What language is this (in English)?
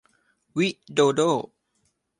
Thai